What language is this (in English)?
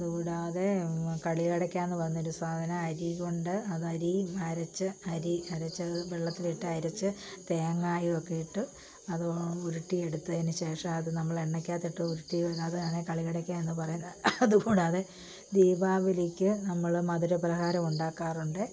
Malayalam